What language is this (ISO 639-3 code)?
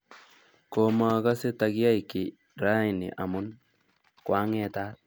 kln